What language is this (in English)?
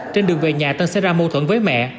Vietnamese